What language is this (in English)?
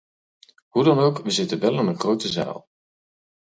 Dutch